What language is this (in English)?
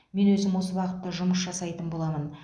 Kazakh